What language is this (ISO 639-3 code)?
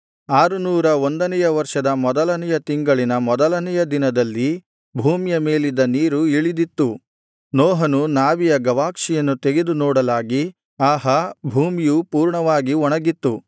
kan